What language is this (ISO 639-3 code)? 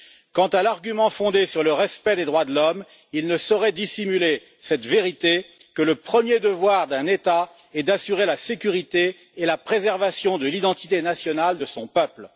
fra